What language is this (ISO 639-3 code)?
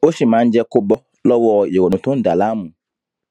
yor